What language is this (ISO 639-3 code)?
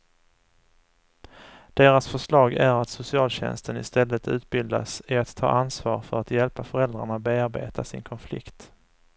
swe